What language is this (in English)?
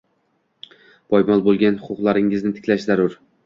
Uzbek